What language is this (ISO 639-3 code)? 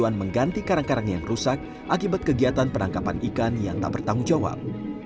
ind